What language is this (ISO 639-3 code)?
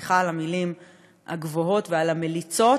heb